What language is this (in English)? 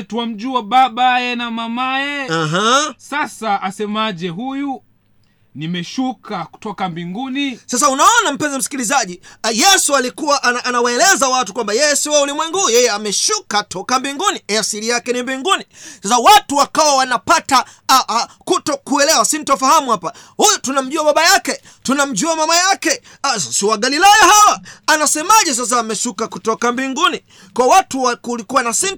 Swahili